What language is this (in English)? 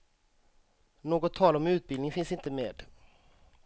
Swedish